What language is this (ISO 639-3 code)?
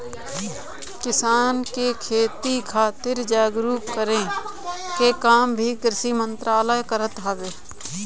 bho